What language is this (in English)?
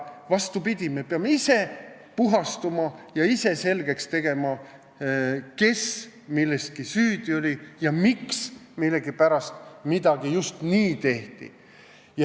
Estonian